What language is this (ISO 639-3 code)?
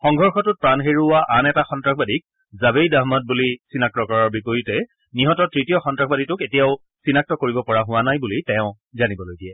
asm